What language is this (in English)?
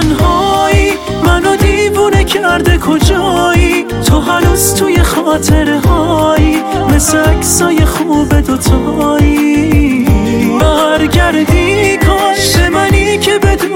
Persian